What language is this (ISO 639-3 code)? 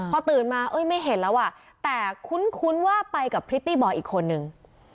tha